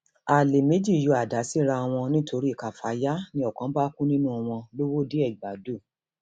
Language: Yoruba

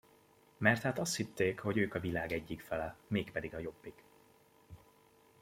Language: Hungarian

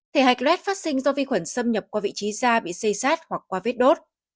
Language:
Vietnamese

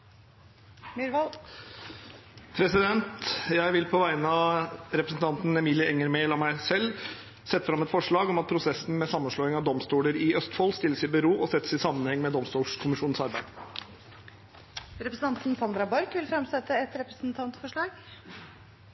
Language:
Norwegian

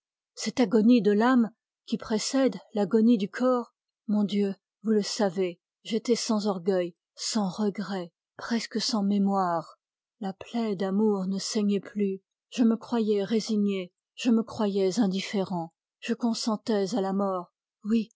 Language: French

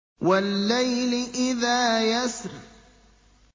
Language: Arabic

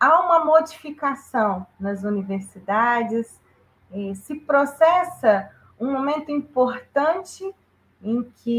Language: Portuguese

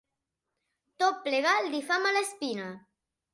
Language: Catalan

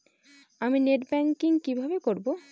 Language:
Bangla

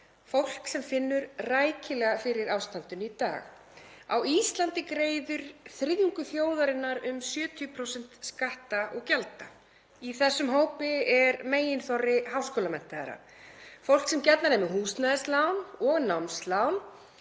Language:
Icelandic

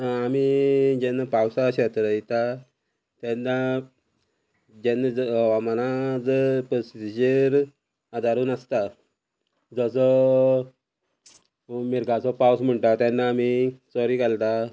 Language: Konkani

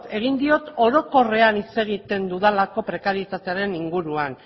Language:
Basque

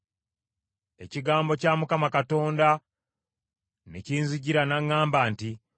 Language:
Ganda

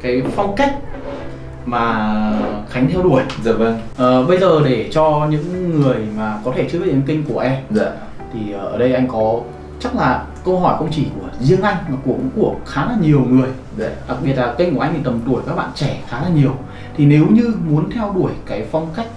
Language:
Vietnamese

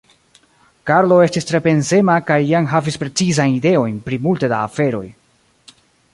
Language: Esperanto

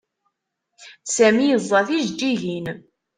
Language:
Kabyle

